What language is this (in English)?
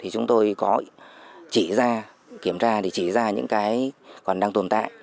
Vietnamese